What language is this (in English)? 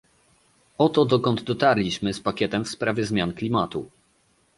Polish